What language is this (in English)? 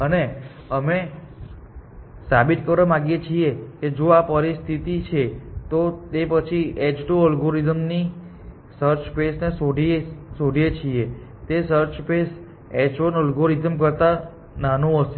Gujarati